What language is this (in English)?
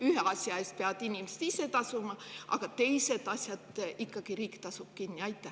Estonian